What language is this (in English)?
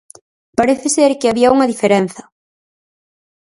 Galician